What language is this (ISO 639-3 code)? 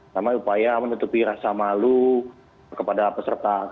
ind